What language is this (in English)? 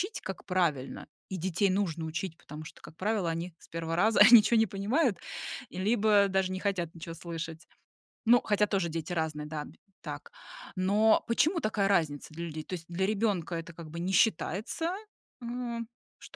Russian